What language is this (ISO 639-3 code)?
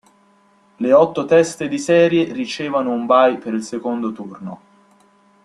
ita